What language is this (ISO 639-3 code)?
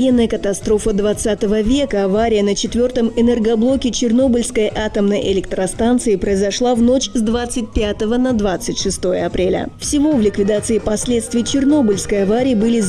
rus